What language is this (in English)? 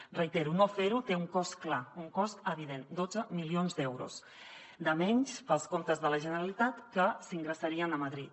Catalan